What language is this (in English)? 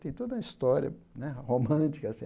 Portuguese